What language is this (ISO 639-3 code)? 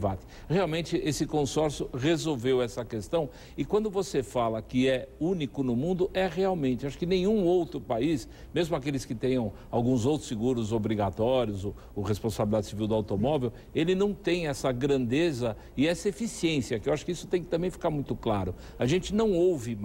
por